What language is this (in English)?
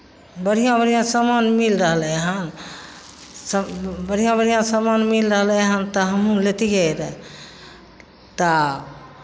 Maithili